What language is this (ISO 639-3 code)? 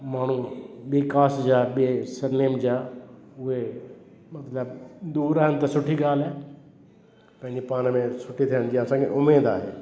snd